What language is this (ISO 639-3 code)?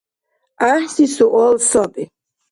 dar